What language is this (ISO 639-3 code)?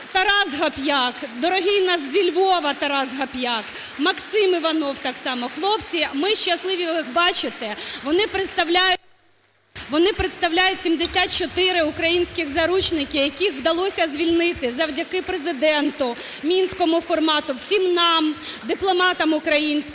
ukr